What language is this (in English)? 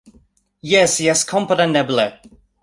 Esperanto